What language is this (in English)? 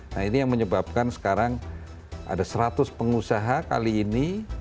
Indonesian